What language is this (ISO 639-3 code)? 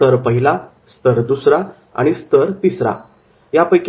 mar